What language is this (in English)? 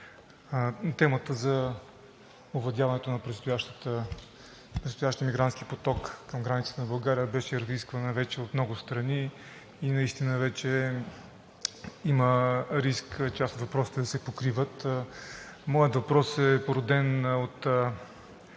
Bulgarian